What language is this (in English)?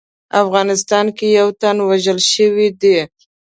Pashto